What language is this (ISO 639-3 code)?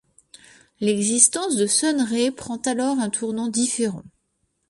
fra